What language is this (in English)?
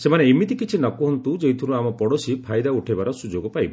Odia